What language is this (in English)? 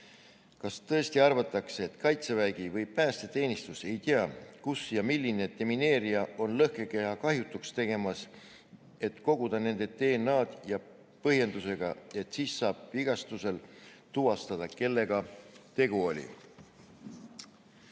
Estonian